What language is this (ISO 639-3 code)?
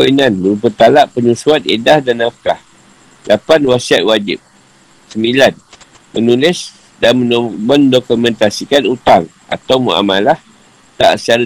msa